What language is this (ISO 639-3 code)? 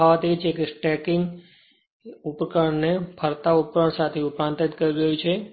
guj